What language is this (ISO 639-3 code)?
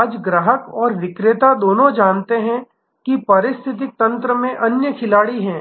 hin